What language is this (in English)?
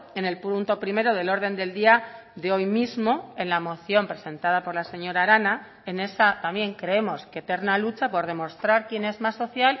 Spanish